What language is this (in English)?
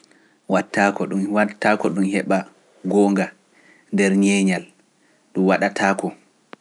Pular